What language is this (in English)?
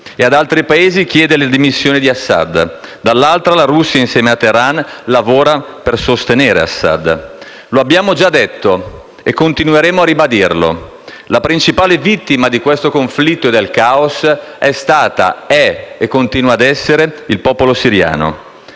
Italian